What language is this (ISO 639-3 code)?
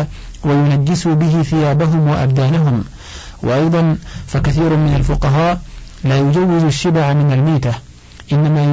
ara